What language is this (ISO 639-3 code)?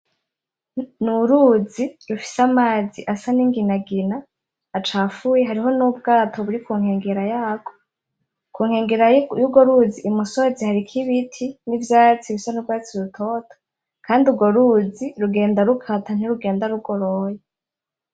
run